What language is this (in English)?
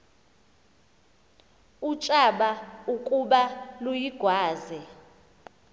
Xhosa